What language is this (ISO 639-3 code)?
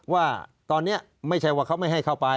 tha